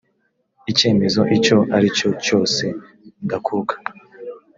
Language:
Kinyarwanda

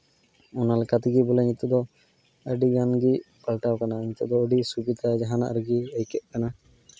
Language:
Santali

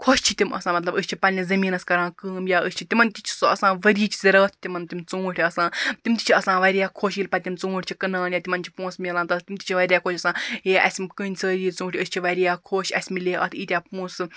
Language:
Kashmiri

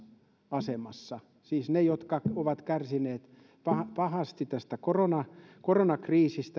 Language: Finnish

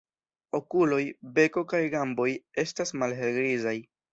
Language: Esperanto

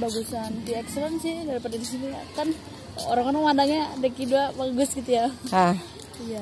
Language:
Indonesian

